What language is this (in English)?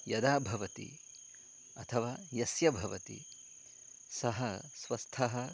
Sanskrit